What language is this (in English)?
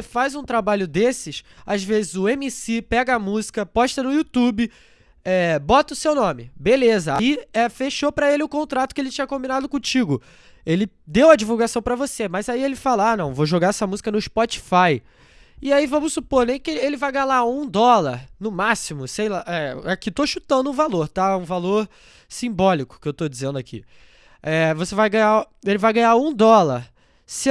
Portuguese